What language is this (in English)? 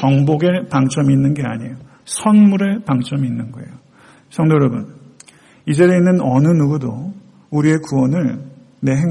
Korean